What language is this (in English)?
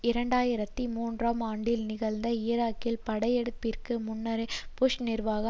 Tamil